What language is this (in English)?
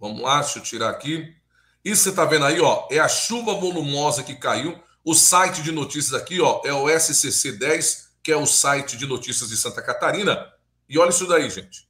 Portuguese